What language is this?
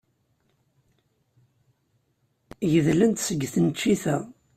Kabyle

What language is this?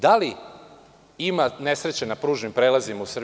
Serbian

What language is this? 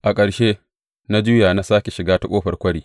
Hausa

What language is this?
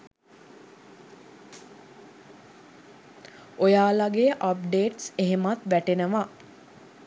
Sinhala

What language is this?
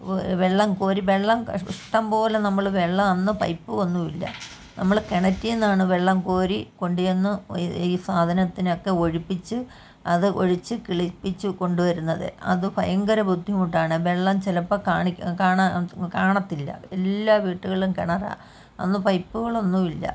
Malayalam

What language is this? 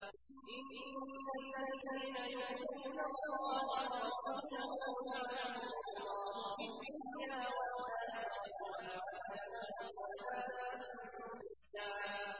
Arabic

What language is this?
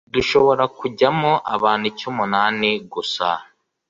Kinyarwanda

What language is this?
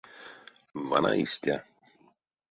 Erzya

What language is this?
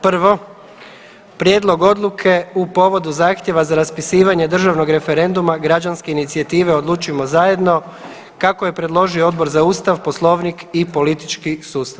Croatian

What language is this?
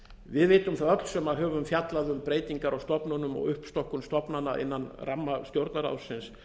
Icelandic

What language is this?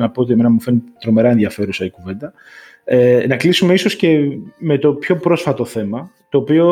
Greek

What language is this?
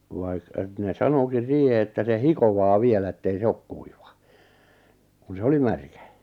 Finnish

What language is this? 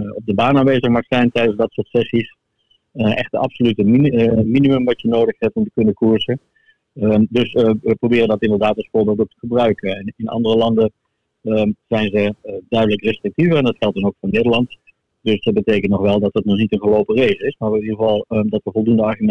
Dutch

